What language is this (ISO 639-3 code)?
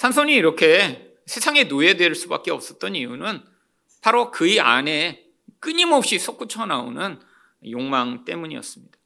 kor